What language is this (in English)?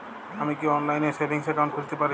Bangla